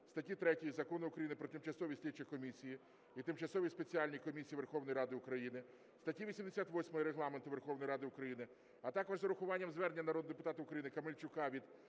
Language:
Ukrainian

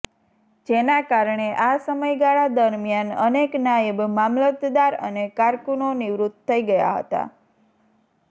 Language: Gujarati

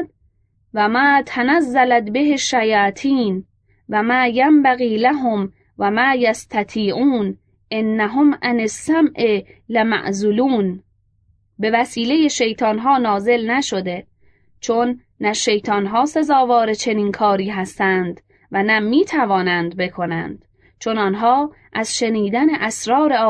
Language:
Persian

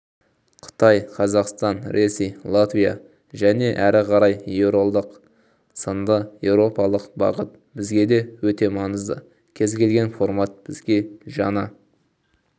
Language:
Kazakh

